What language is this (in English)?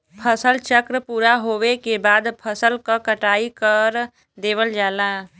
Bhojpuri